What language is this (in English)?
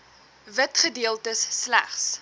Afrikaans